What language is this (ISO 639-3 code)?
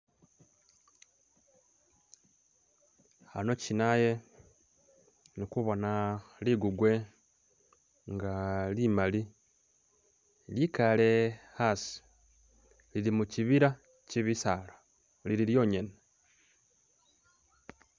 myx